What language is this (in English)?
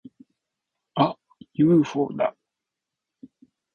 Japanese